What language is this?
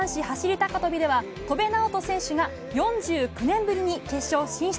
Japanese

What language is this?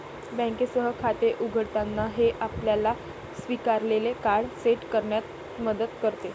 Marathi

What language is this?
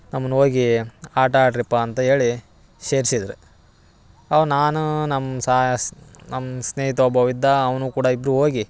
Kannada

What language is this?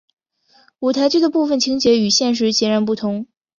Chinese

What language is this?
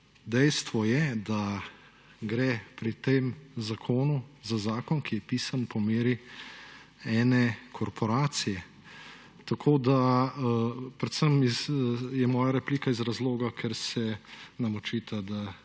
Slovenian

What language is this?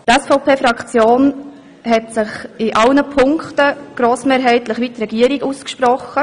Swiss German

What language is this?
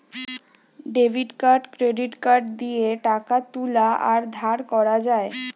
Bangla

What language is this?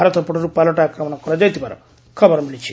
Odia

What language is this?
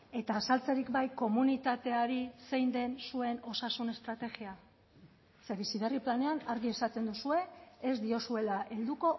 Basque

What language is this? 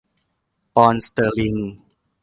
Thai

